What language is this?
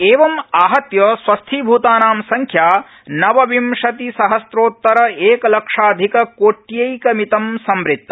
Sanskrit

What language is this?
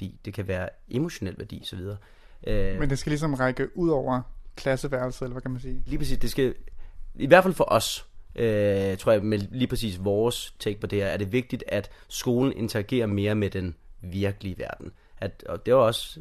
Danish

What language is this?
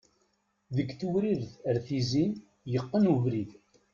Kabyle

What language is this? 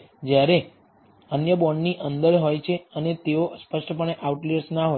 Gujarati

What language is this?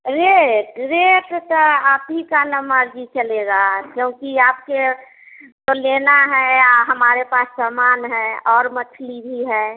Hindi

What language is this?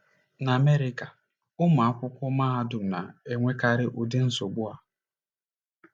Igbo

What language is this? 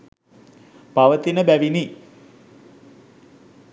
Sinhala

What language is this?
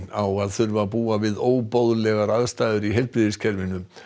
Icelandic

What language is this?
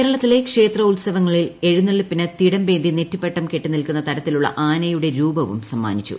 Malayalam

